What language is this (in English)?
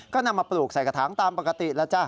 Thai